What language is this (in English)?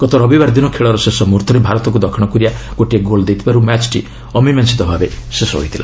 Odia